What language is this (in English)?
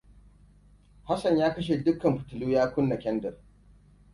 Hausa